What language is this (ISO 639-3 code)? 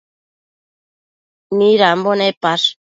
mcf